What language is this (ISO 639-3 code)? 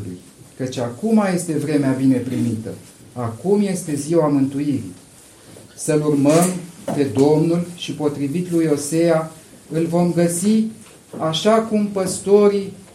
ron